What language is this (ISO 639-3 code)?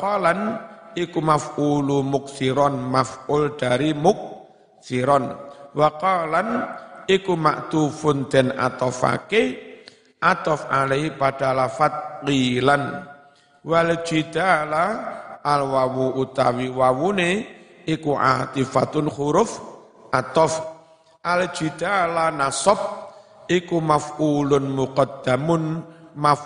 ind